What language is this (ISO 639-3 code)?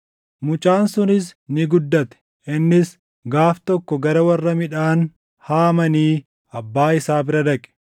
orm